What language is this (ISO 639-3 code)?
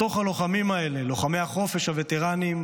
heb